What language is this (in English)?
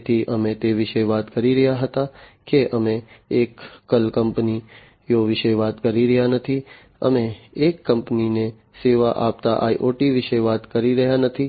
Gujarati